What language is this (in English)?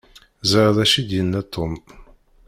Kabyle